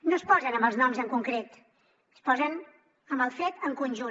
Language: Catalan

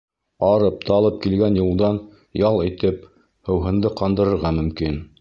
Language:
Bashkir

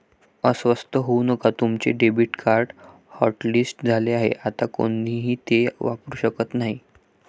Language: Marathi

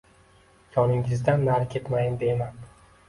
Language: Uzbek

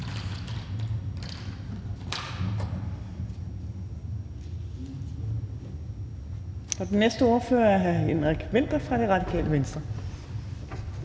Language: Danish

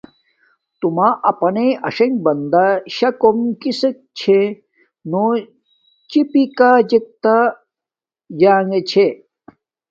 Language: Domaaki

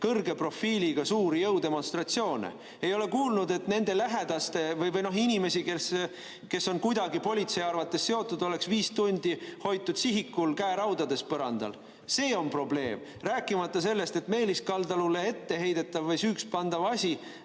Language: Estonian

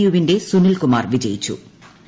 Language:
Malayalam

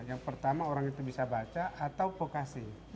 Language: Indonesian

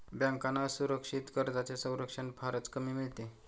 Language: Marathi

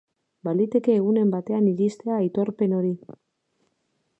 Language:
Basque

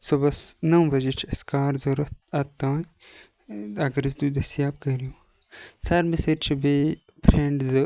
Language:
Kashmiri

